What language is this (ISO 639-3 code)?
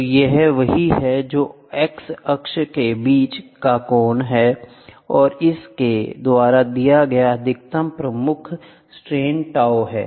hin